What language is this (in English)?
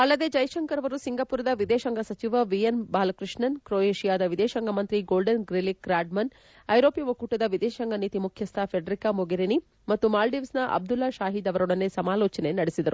Kannada